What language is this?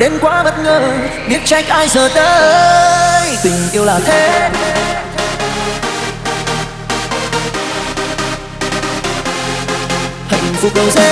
Vietnamese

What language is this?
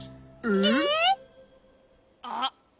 Japanese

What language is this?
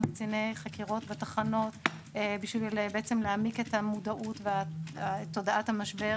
Hebrew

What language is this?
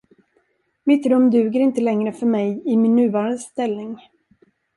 Swedish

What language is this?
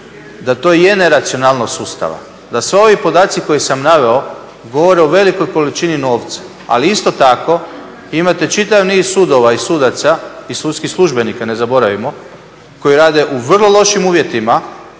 Croatian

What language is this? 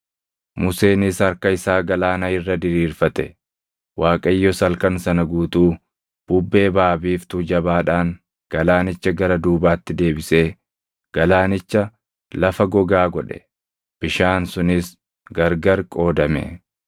Oromo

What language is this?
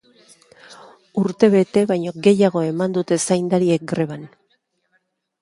Basque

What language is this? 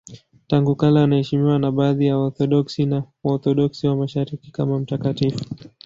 Swahili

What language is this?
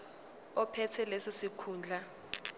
Zulu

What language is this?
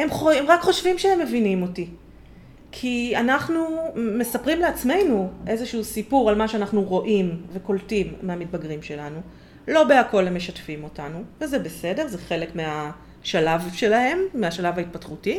Hebrew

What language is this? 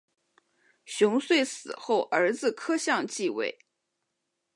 Chinese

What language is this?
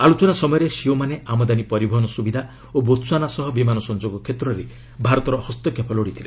Odia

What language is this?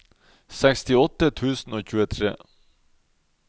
Norwegian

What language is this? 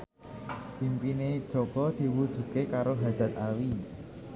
Javanese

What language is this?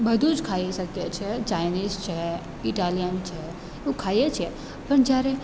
Gujarati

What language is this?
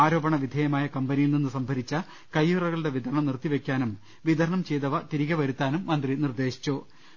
Malayalam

